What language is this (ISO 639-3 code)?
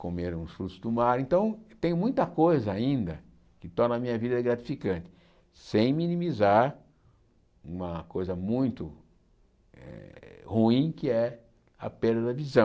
por